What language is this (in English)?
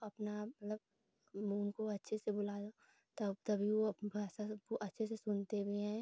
Hindi